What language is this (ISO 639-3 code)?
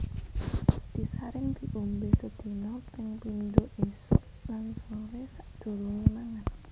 jav